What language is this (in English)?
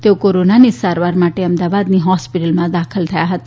Gujarati